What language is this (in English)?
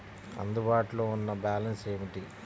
Telugu